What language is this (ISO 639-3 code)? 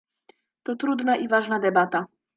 pol